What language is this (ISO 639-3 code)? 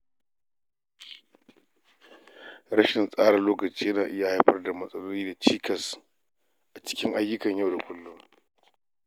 hau